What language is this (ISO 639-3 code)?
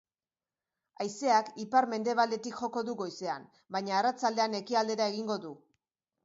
eus